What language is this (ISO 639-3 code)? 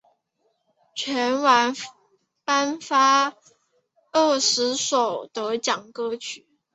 zho